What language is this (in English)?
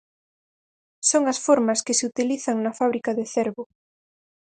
Galician